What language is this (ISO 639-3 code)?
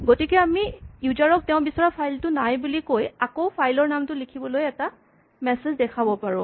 asm